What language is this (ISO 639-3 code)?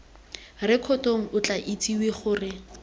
tsn